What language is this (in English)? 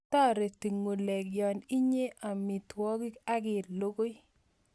Kalenjin